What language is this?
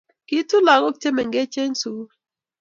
Kalenjin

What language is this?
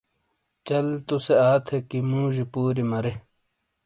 Shina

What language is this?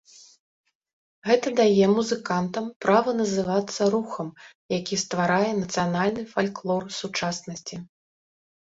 Belarusian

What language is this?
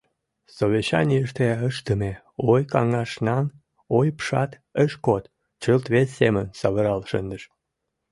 Mari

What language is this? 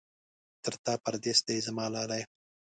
Pashto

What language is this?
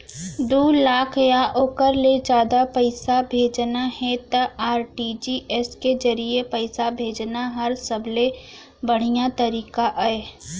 Chhattisgarhi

